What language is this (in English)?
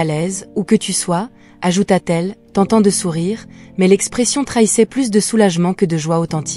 French